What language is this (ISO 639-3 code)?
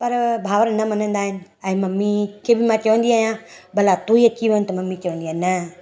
snd